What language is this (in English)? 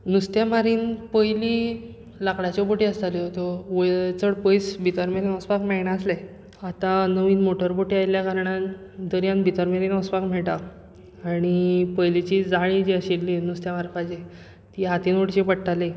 Konkani